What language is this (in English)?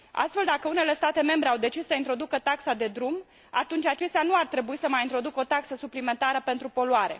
Romanian